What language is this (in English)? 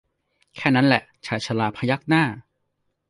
Thai